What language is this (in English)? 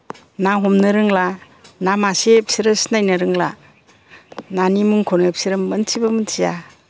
Bodo